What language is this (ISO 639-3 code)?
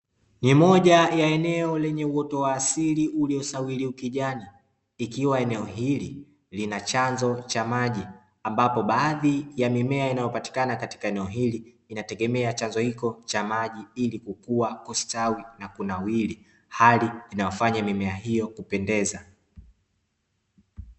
swa